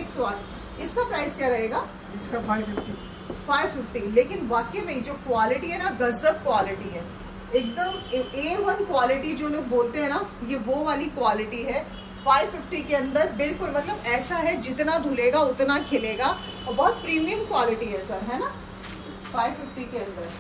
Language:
Hindi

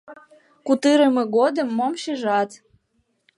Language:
Mari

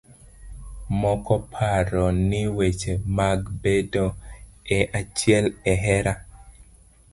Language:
Luo (Kenya and Tanzania)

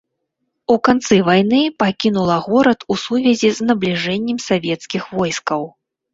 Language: Belarusian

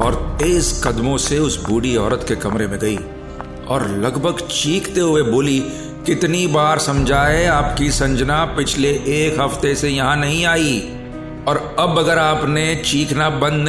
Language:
Hindi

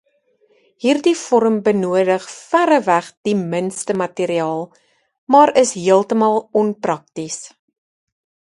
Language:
Afrikaans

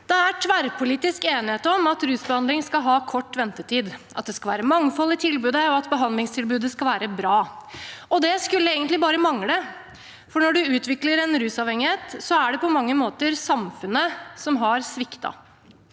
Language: Norwegian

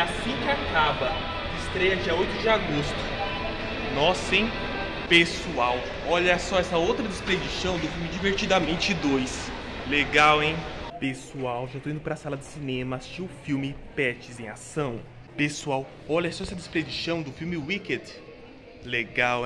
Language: Portuguese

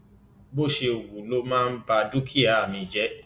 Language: Yoruba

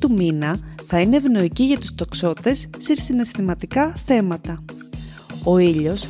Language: Greek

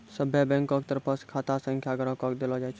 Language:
Maithili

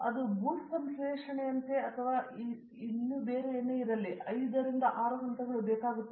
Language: Kannada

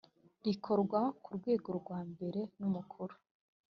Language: Kinyarwanda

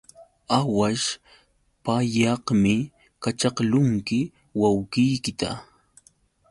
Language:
Yauyos Quechua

